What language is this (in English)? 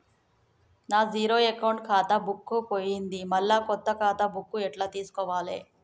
Telugu